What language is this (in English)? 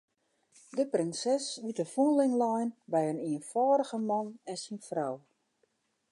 Western Frisian